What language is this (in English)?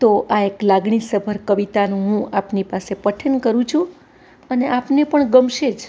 Gujarati